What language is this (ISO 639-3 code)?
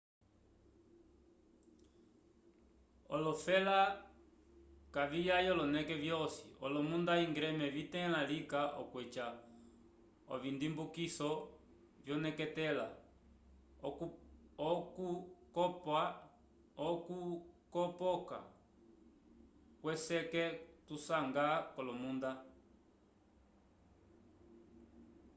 umb